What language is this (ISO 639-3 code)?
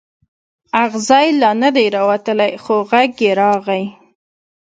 pus